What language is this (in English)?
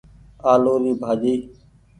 Goaria